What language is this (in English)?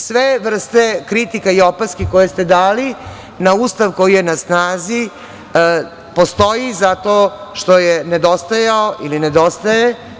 Serbian